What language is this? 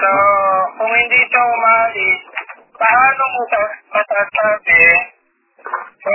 Filipino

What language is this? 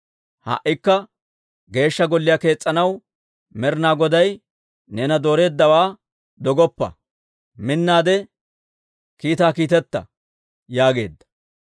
Dawro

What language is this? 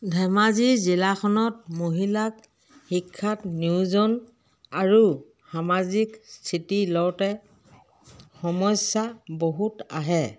Assamese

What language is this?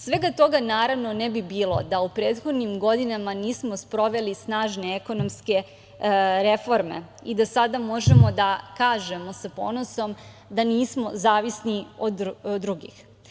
Serbian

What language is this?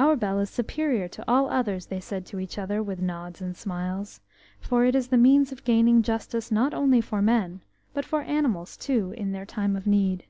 English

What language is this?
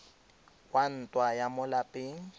Tswana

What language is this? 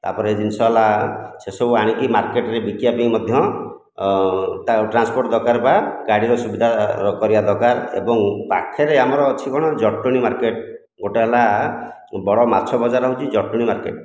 Odia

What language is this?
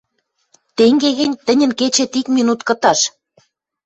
Western Mari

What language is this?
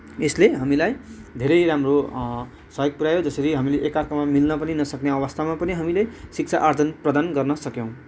Nepali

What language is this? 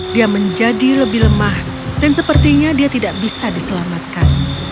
Indonesian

